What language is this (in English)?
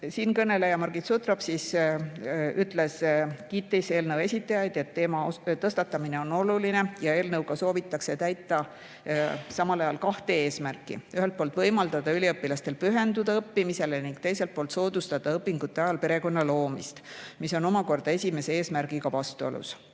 Estonian